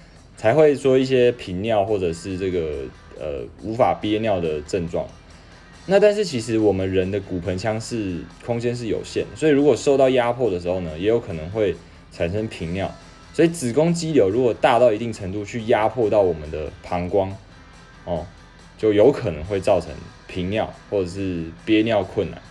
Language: Chinese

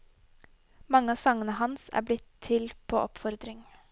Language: Norwegian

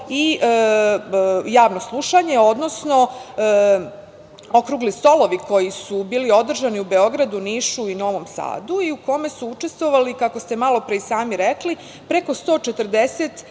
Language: Serbian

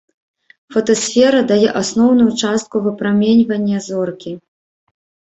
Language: Belarusian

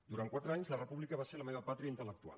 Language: Catalan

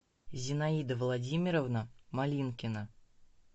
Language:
Russian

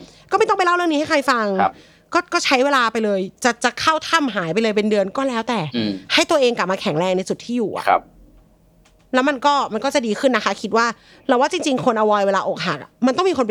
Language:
Thai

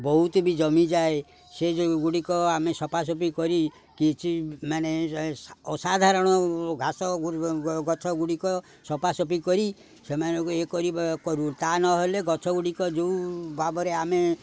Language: Odia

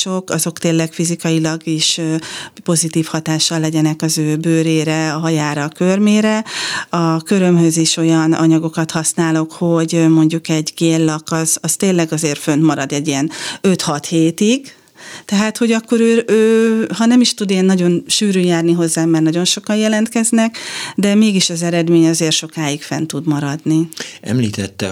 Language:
Hungarian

